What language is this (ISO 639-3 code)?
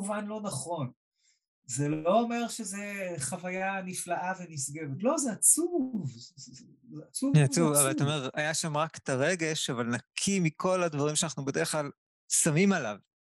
heb